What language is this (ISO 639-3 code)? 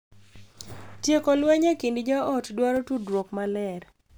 luo